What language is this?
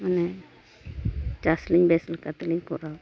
Santali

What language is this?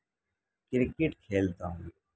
Urdu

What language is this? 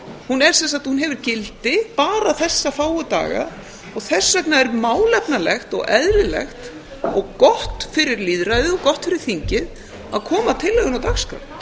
Icelandic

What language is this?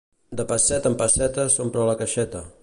Catalan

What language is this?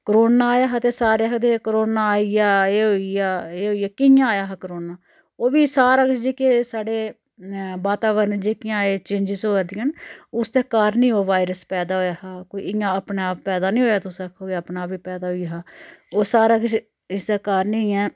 Dogri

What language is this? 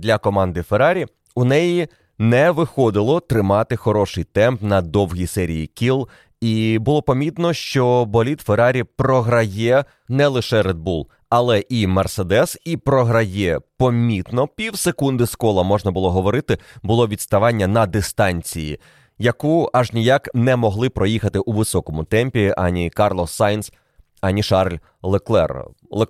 Ukrainian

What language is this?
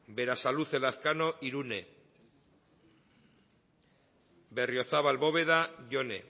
Basque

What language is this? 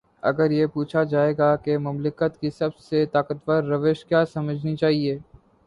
Urdu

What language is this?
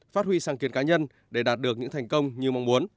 Vietnamese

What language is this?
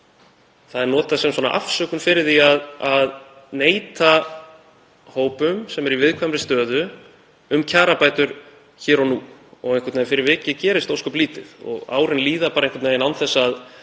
Icelandic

